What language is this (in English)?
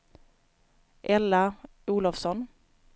Swedish